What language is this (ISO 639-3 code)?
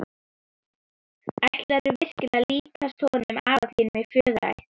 isl